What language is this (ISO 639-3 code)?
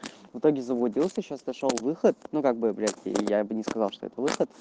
rus